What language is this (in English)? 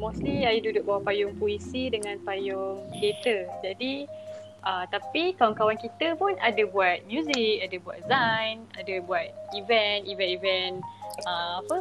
Malay